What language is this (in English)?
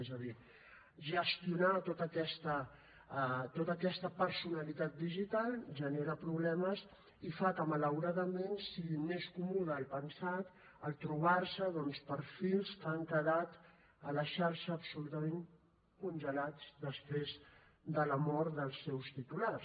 Catalan